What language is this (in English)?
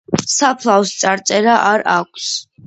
Georgian